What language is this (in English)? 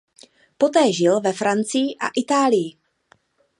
Czech